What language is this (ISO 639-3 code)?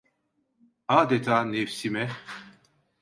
tur